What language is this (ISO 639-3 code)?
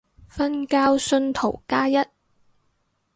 yue